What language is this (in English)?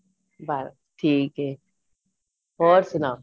Punjabi